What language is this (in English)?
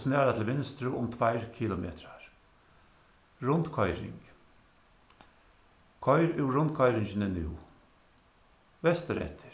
Faroese